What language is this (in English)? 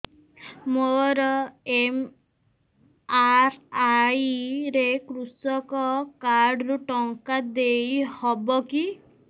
Odia